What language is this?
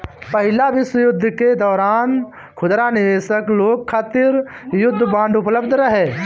Bhojpuri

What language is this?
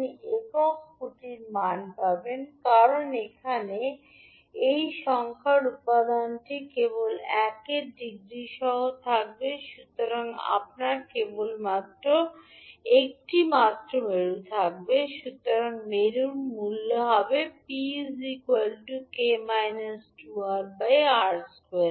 Bangla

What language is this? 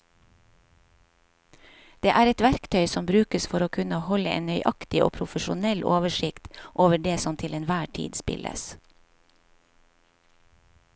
Norwegian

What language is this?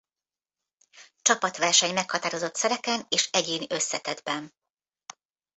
Hungarian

